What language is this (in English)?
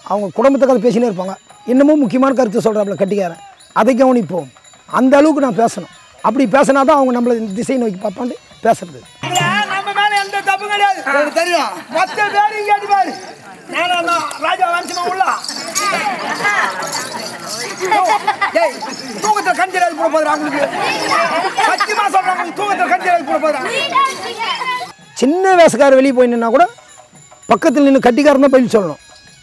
Indonesian